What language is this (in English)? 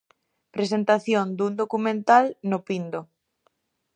Galician